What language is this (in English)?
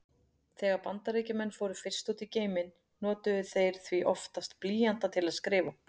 Icelandic